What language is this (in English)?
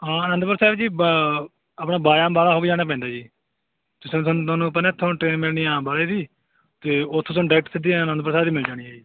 Punjabi